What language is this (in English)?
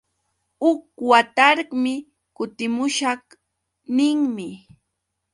Yauyos Quechua